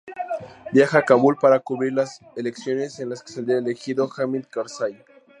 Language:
Spanish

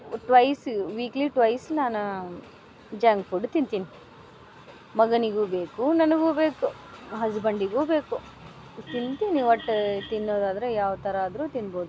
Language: Kannada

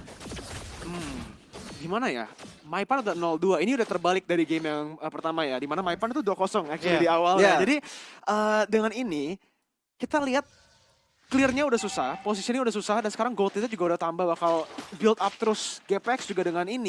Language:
Indonesian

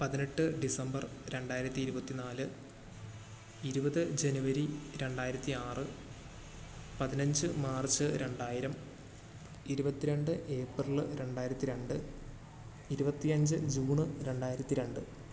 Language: Malayalam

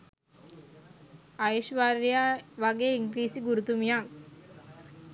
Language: Sinhala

